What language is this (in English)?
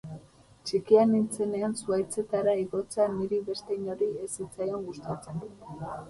Basque